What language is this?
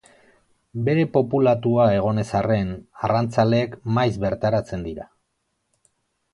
Basque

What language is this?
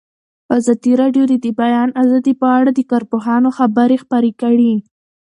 Pashto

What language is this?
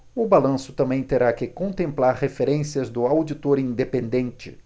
Portuguese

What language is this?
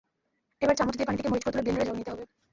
Bangla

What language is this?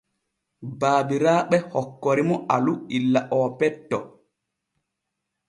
Borgu Fulfulde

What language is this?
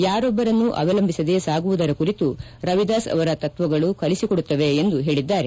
Kannada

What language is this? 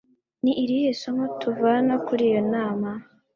Kinyarwanda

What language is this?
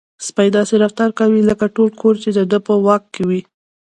Pashto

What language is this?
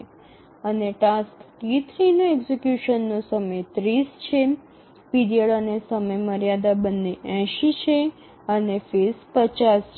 Gujarati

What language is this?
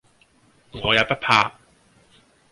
Cantonese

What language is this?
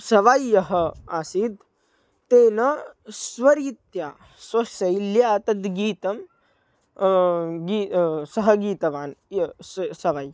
Sanskrit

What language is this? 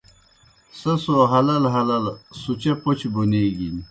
Kohistani Shina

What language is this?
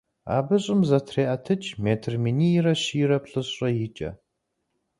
Kabardian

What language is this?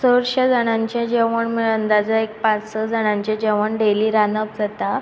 Konkani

